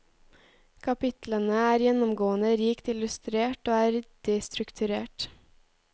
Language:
Norwegian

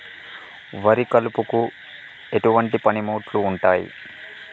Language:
Telugu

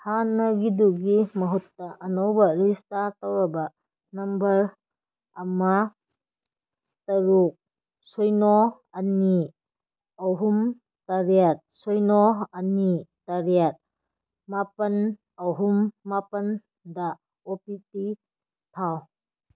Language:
Manipuri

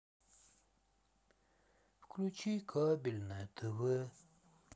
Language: Russian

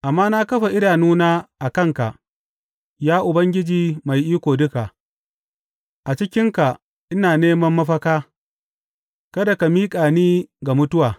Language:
Hausa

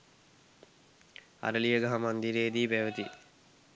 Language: Sinhala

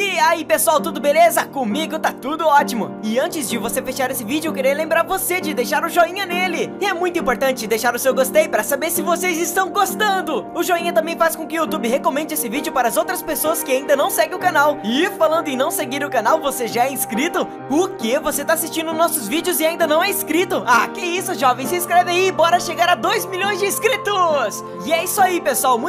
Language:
Portuguese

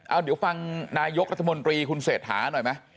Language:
Thai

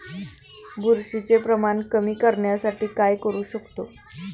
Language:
Marathi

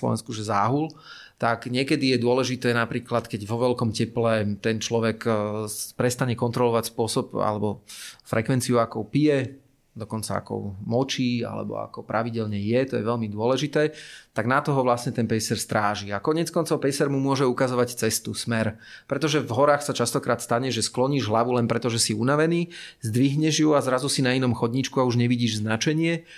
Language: Slovak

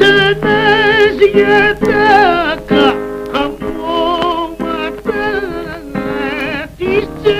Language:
Romanian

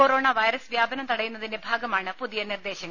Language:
Malayalam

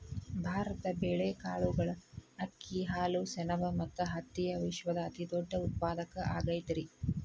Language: Kannada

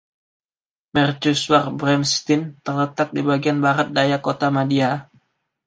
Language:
Indonesian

